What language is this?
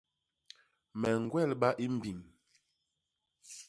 Basaa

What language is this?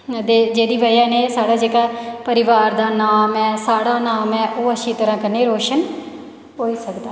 Dogri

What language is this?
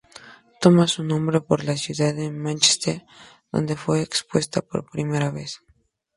Spanish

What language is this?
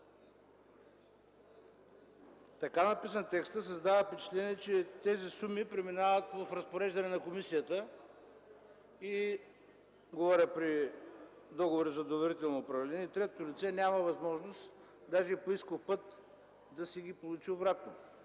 Bulgarian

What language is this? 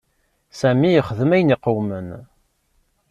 Kabyle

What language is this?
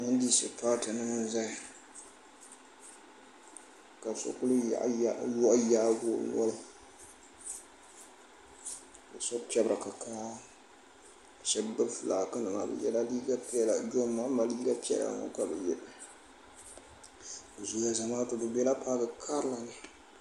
Dagbani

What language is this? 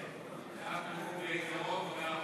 Hebrew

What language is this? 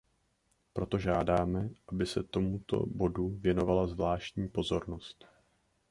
Czech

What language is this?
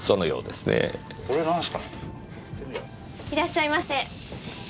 Japanese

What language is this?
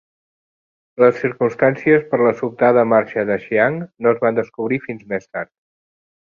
Catalan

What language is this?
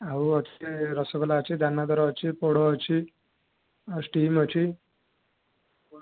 Odia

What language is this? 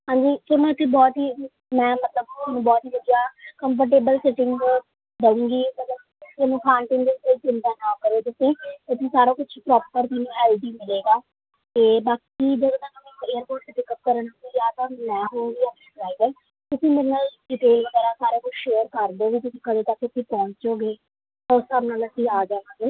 Punjabi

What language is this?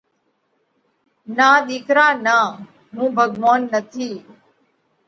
Parkari Koli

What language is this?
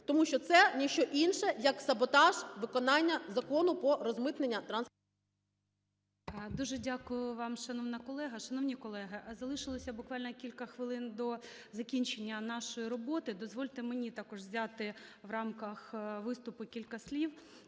Ukrainian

